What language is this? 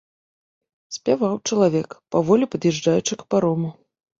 Belarusian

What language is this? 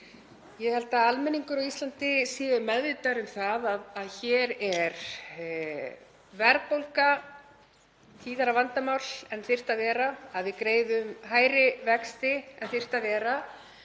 Icelandic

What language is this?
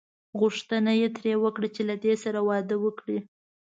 Pashto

